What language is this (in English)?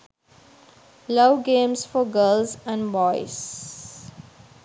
Sinhala